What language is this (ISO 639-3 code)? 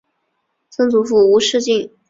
zho